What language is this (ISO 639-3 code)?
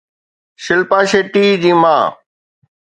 snd